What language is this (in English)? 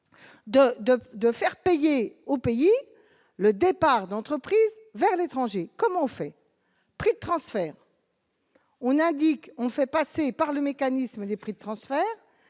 French